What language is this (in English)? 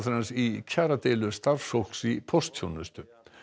Icelandic